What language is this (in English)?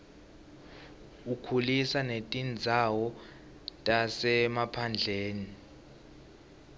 Swati